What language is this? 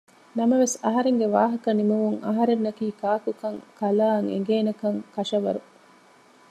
Divehi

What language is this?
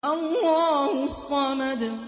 Arabic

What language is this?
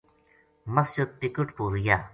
Gujari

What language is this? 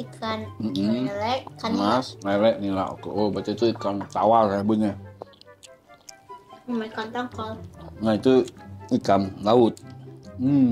Indonesian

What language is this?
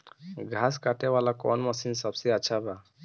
Bhojpuri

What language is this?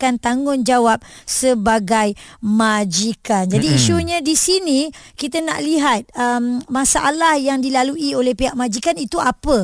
Malay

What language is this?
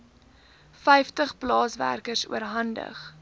Afrikaans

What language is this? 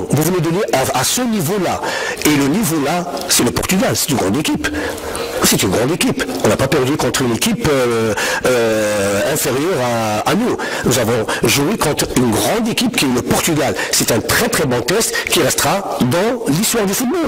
French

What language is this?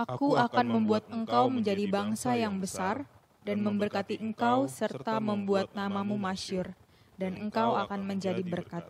Indonesian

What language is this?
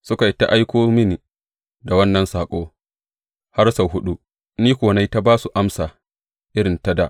Hausa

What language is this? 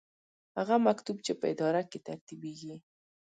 Pashto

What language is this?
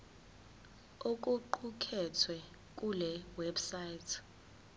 Zulu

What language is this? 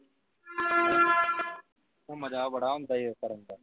Punjabi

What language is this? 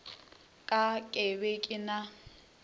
Northern Sotho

